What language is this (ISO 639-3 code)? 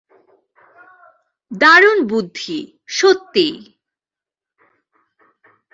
ben